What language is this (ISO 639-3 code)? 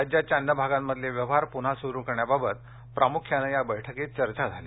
mar